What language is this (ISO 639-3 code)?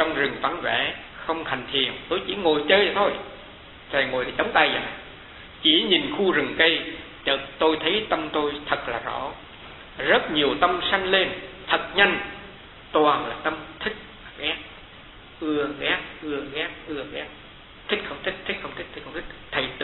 vie